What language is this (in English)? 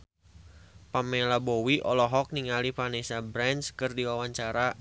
Sundanese